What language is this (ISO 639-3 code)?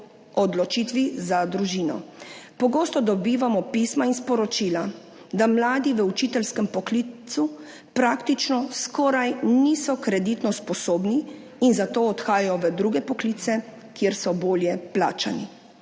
slv